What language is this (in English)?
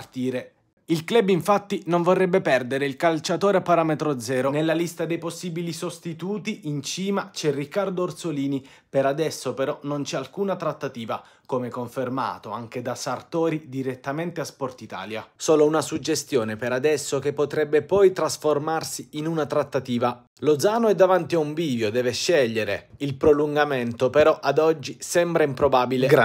Italian